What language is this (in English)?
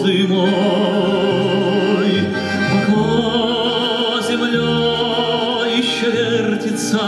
Romanian